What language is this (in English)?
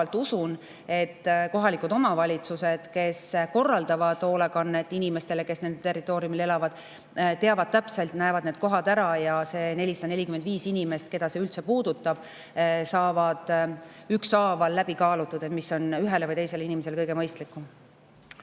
Estonian